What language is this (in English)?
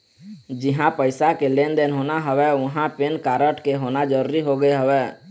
Chhattisgarhi